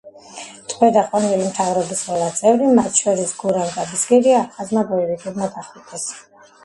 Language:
Georgian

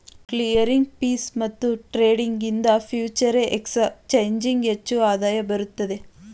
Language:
Kannada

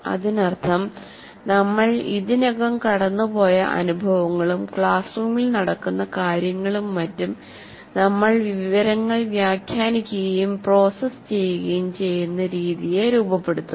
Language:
Malayalam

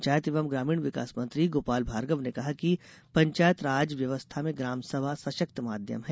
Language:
Hindi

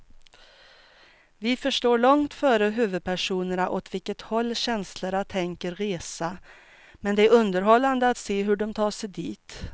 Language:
Swedish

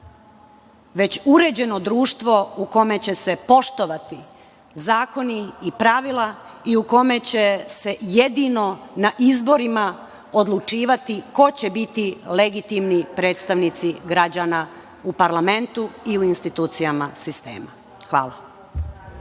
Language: Serbian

